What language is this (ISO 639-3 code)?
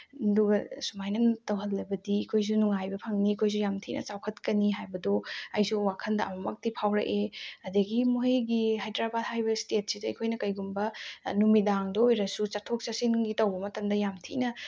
mni